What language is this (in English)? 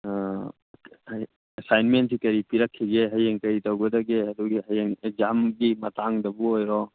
Manipuri